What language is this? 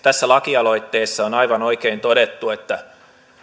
Finnish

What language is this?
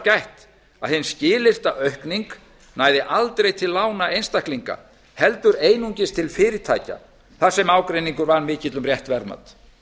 Icelandic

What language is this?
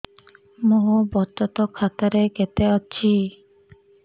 Odia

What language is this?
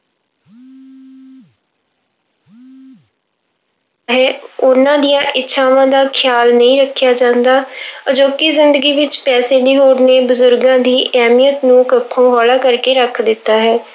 Punjabi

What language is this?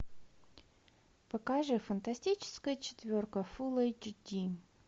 Russian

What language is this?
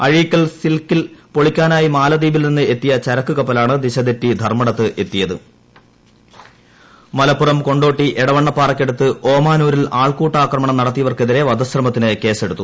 Malayalam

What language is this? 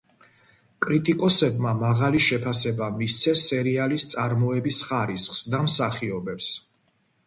Georgian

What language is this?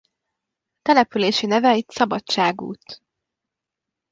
Hungarian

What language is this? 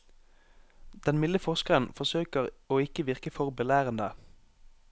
Norwegian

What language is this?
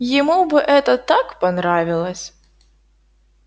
Russian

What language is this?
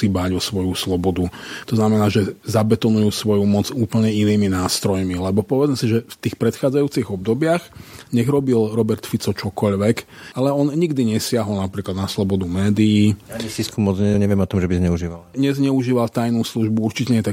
Slovak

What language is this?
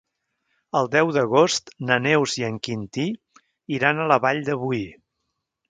Catalan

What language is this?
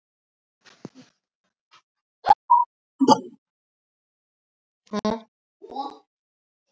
Icelandic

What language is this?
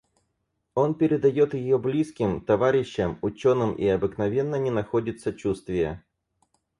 Russian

